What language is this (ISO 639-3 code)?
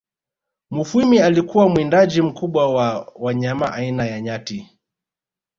swa